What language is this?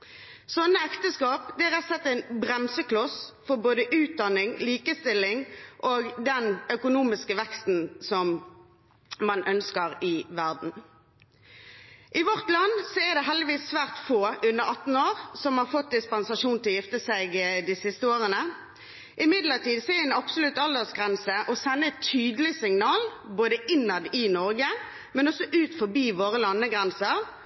Norwegian Bokmål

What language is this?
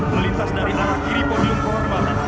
Indonesian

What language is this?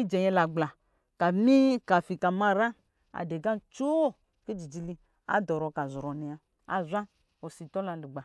Lijili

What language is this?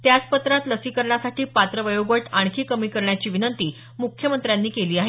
Marathi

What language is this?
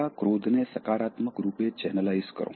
Gujarati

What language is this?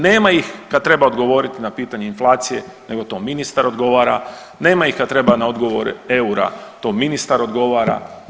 Croatian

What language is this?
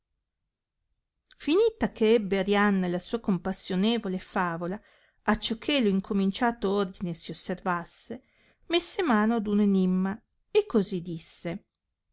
Italian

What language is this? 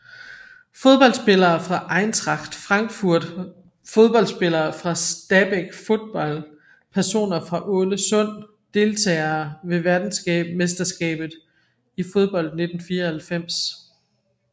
Danish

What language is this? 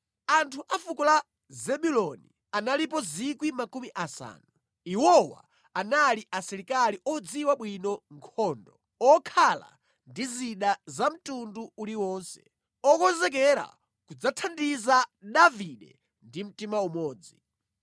Nyanja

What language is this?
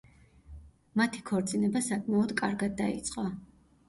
Georgian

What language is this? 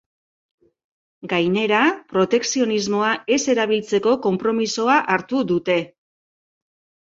Basque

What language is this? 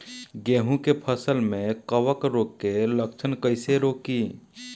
Bhojpuri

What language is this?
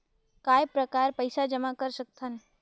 Chhattisgarhi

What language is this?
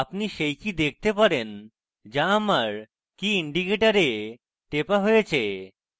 Bangla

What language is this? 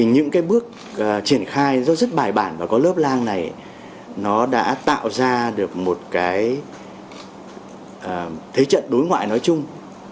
Vietnamese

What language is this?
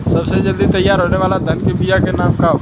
Bhojpuri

